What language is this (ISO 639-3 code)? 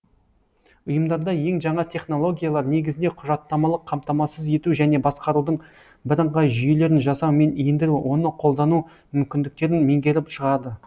kaz